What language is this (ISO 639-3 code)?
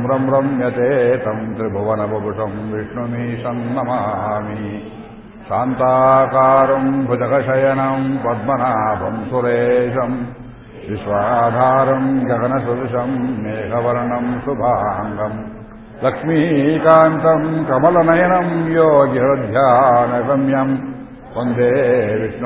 kan